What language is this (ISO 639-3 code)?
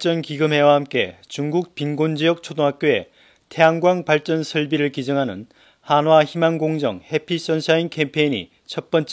kor